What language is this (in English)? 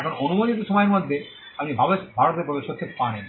Bangla